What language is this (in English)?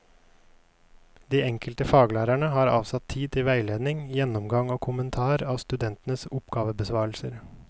Norwegian